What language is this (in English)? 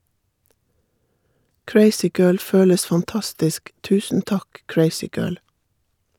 Norwegian